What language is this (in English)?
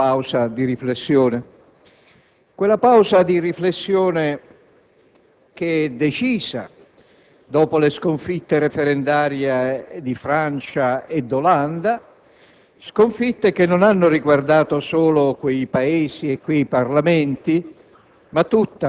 Italian